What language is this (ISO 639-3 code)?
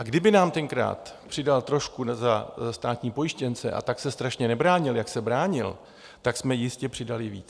ces